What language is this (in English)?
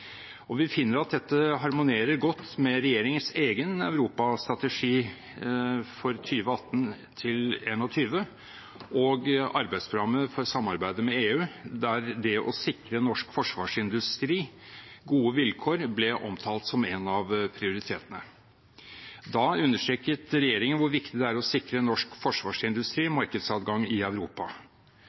Norwegian Bokmål